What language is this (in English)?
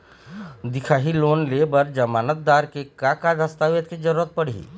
Chhattisgarhi